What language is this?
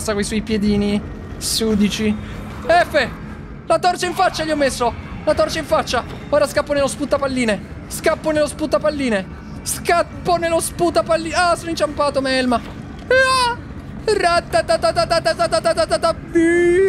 Italian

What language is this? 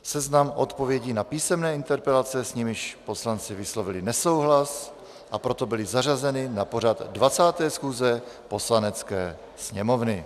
Czech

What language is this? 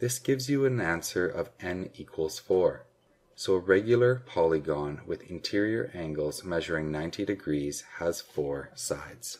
English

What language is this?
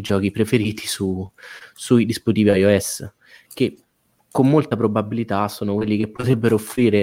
Italian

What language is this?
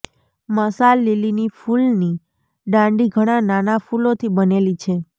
Gujarati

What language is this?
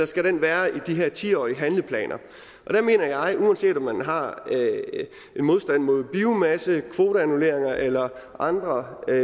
Danish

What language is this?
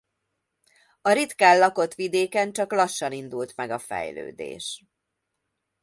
Hungarian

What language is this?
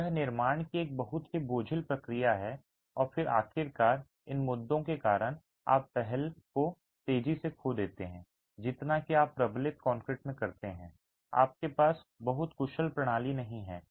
Hindi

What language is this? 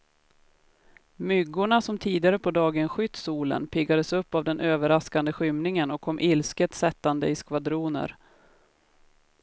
Swedish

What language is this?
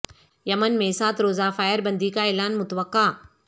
Urdu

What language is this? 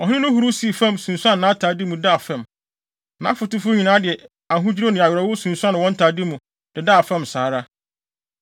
Akan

